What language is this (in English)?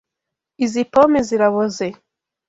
Kinyarwanda